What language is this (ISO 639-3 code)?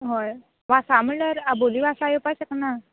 kok